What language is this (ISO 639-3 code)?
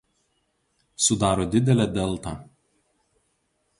lit